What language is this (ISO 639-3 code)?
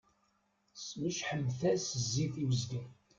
kab